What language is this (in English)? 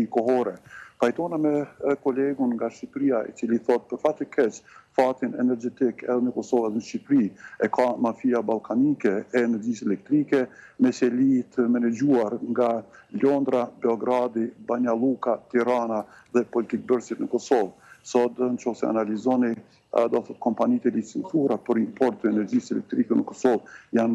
Romanian